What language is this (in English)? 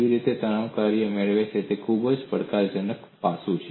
Gujarati